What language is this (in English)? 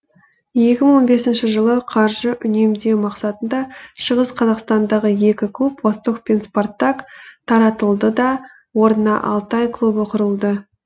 Kazakh